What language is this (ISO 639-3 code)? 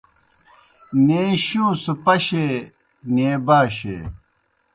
plk